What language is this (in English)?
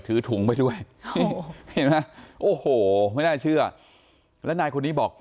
Thai